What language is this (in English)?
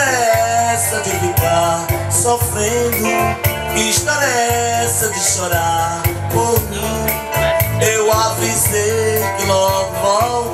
Portuguese